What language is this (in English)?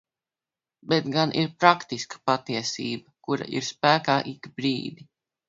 Latvian